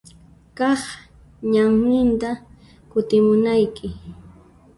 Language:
Puno Quechua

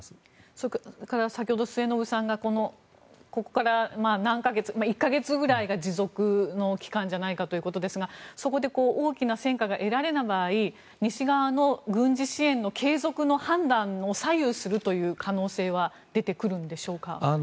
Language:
Japanese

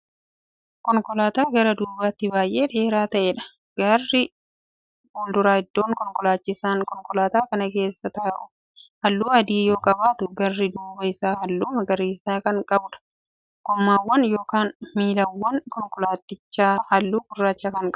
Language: Oromo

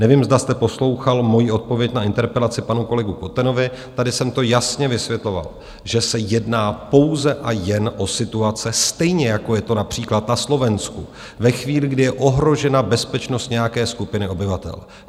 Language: Czech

